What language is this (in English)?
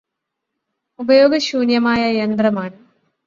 Malayalam